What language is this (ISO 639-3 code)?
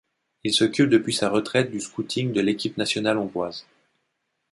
fra